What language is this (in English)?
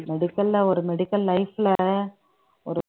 Tamil